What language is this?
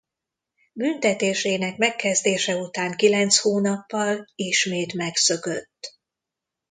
Hungarian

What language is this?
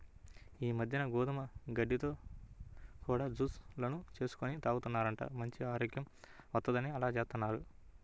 Telugu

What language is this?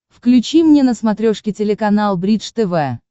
Russian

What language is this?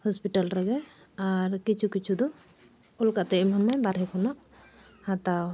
Santali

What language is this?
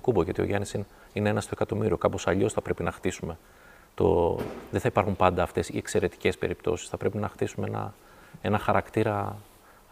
Greek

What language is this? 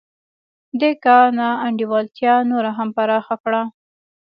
Pashto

